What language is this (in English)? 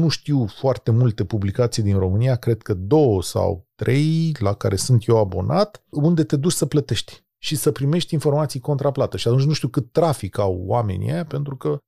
Romanian